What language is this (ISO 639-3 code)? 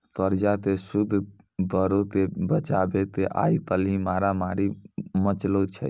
mai